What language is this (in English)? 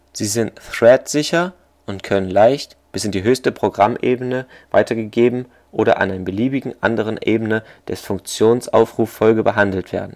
German